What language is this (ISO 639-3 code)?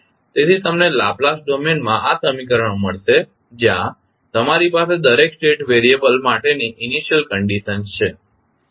guj